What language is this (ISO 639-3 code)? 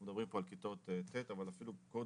heb